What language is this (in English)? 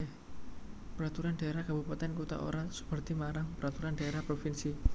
Javanese